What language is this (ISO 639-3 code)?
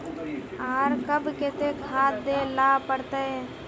mag